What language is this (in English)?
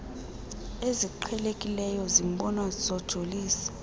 Xhosa